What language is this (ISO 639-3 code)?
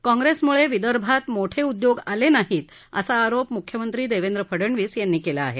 mar